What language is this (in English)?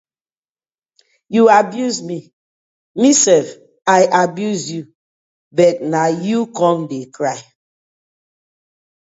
Nigerian Pidgin